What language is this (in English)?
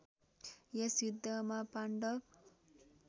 Nepali